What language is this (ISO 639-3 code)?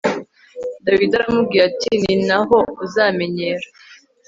kin